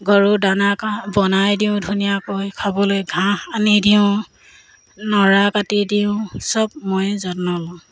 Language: Assamese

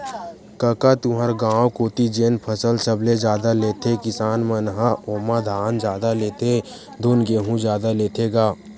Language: Chhattisgarhi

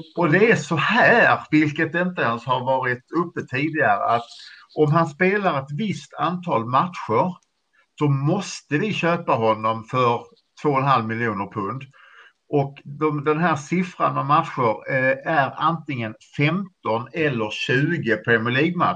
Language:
Swedish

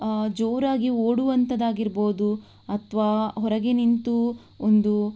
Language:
Kannada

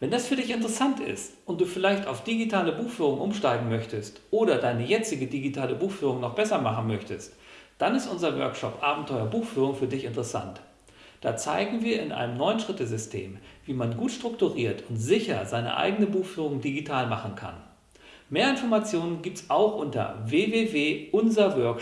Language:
German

